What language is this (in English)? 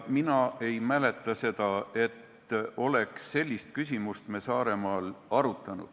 Estonian